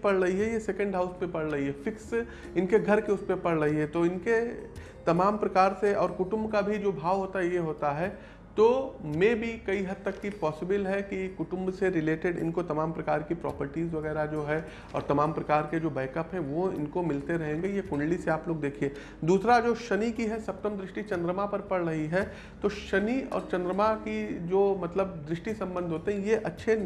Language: Hindi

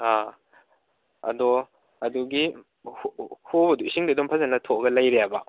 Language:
Manipuri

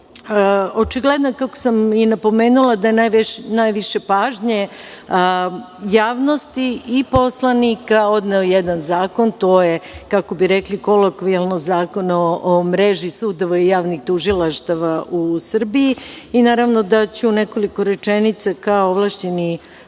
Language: Serbian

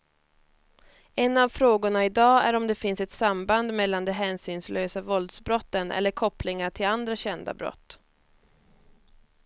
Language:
Swedish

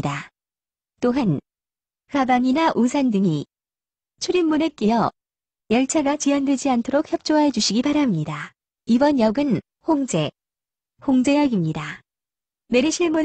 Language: Korean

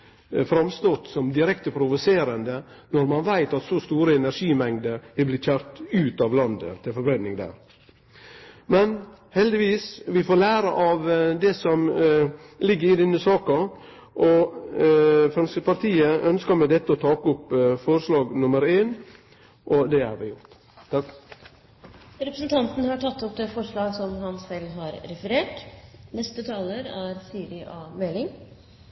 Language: Norwegian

